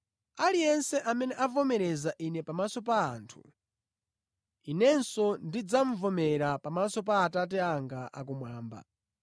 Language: Nyanja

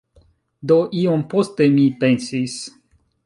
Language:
Esperanto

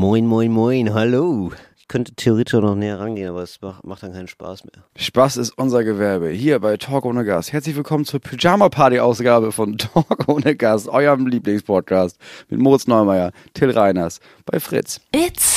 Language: German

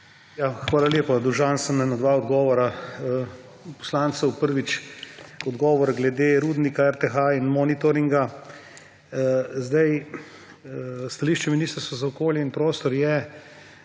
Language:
Slovenian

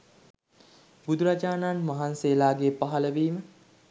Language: Sinhala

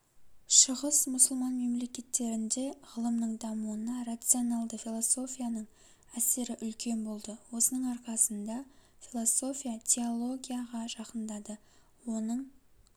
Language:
Kazakh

